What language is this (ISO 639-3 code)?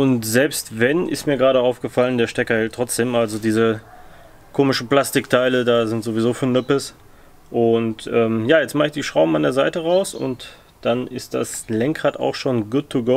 deu